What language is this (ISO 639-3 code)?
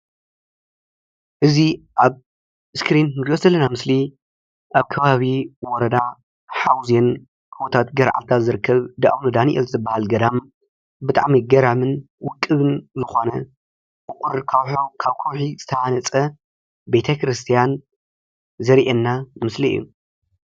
tir